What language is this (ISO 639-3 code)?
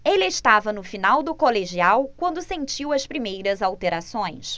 por